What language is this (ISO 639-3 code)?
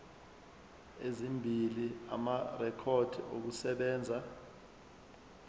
zul